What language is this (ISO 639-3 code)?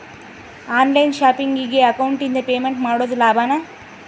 kan